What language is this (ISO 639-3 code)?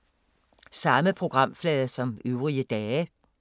dan